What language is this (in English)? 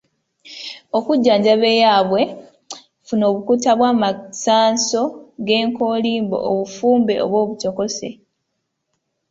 Ganda